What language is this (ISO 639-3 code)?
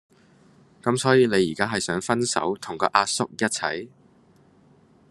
yue